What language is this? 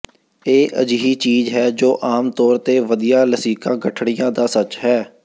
Punjabi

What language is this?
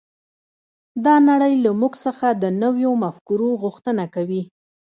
Pashto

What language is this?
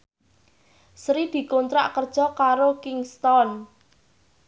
Javanese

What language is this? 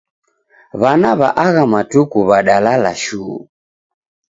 Taita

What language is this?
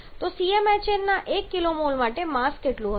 Gujarati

